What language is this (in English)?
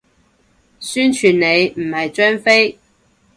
Cantonese